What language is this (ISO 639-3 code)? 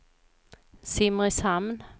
swe